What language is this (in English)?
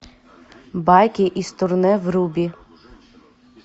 Russian